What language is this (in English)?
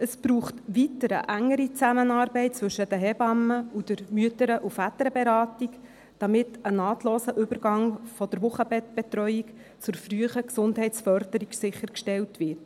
Swiss German